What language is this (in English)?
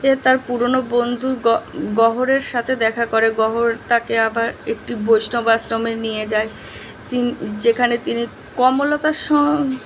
Bangla